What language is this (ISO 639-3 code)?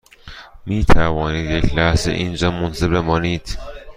fas